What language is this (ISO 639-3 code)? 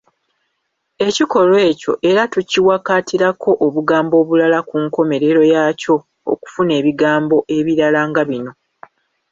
lug